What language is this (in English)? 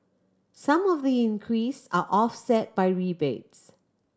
English